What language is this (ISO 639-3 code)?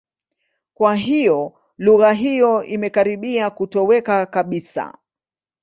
swa